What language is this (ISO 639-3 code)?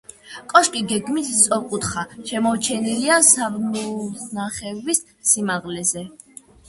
kat